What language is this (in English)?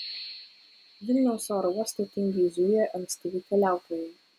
Lithuanian